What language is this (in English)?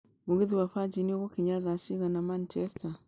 Kikuyu